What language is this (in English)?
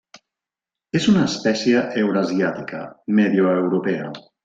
Catalan